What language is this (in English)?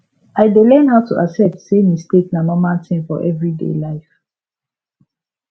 Nigerian Pidgin